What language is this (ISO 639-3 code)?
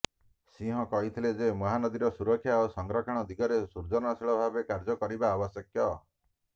ori